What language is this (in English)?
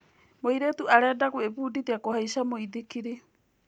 Kikuyu